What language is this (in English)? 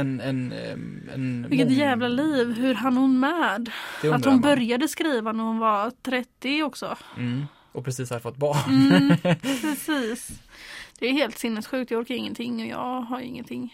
Swedish